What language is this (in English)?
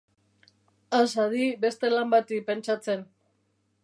Basque